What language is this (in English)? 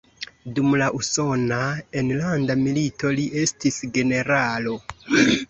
Esperanto